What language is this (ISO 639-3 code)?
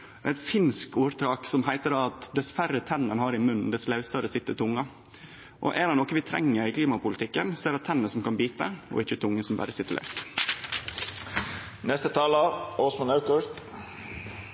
nno